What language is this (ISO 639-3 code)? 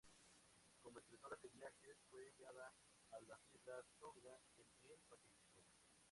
spa